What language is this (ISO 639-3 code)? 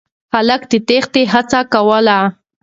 pus